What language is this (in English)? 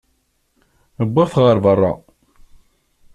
Kabyle